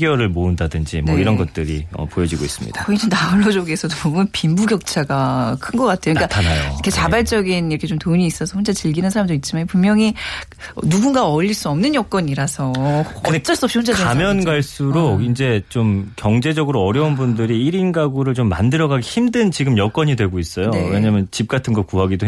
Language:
Korean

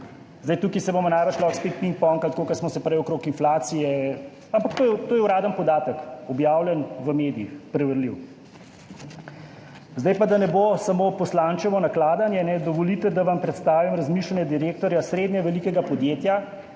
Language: Slovenian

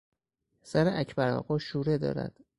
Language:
Persian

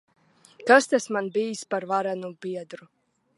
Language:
Latvian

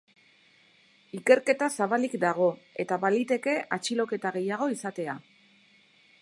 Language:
Basque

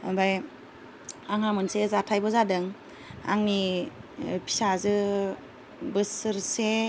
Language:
Bodo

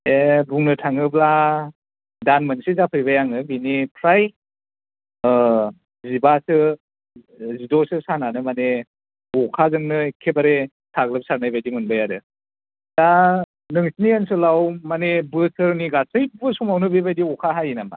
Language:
Bodo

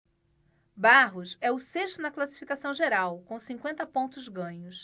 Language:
Portuguese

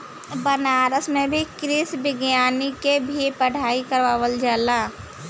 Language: Bhojpuri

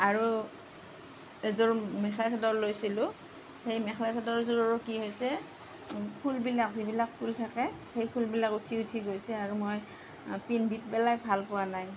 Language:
Assamese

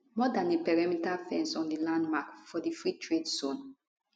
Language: Nigerian Pidgin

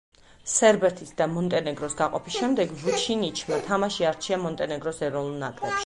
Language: Georgian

